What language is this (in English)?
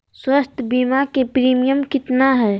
Magahi